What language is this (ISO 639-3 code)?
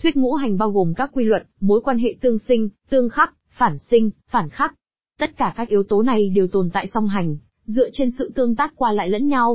vie